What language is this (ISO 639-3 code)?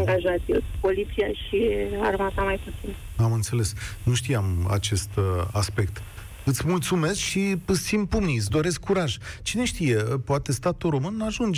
ron